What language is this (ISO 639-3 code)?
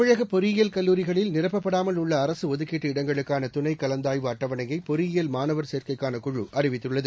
tam